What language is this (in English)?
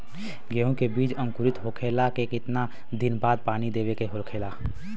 Bhojpuri